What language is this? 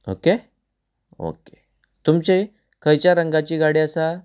Konkani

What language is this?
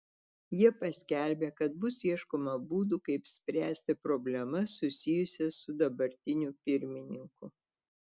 Lithuanian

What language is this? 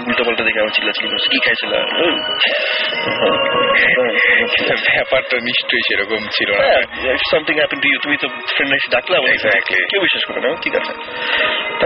Bangla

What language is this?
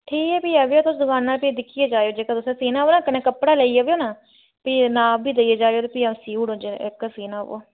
Dogri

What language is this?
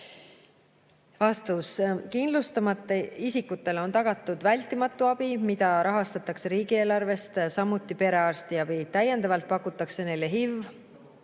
Estonian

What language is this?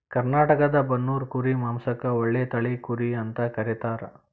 Kannada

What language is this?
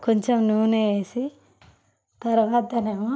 Telugu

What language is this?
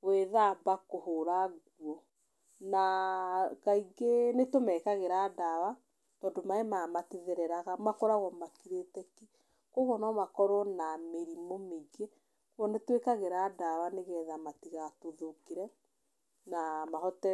Kikuyu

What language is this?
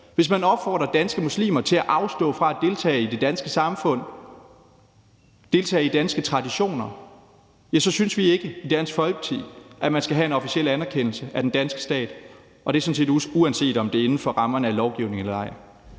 Danish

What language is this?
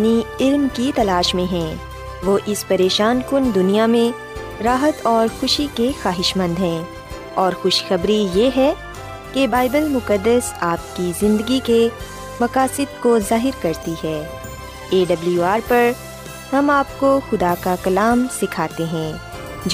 Urdu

